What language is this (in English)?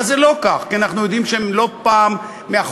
Hebrew